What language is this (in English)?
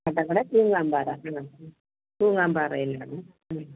Malayalam